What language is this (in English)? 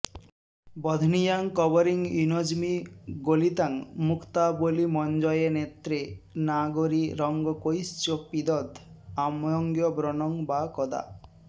Sanskrit